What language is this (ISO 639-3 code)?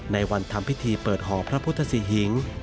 tha